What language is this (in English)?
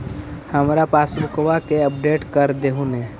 Magahi